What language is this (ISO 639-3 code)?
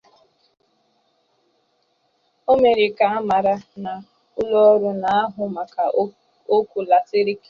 ibo